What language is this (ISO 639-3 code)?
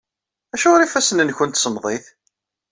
kab